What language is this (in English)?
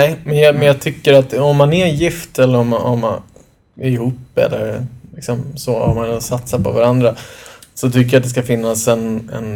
Swedish